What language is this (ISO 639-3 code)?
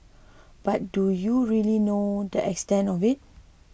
eng